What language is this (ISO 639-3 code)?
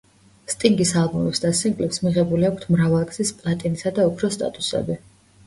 kat